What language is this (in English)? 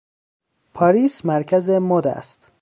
Persian